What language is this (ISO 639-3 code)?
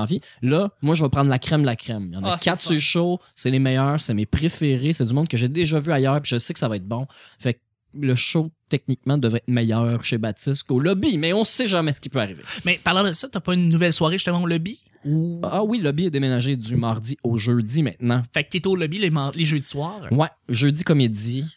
fra